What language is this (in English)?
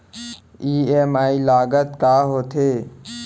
Chhattisgarhi